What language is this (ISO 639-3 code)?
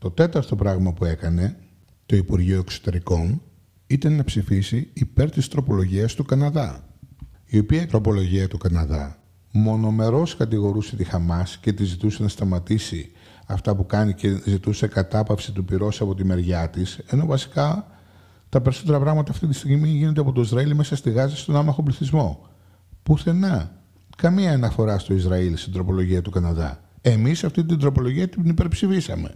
ell